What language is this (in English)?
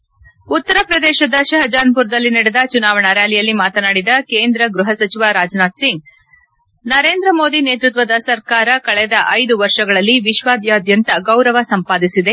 Kannada